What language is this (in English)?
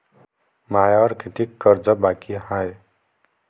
Marathi